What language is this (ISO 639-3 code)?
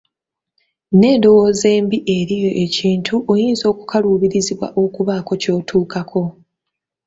lug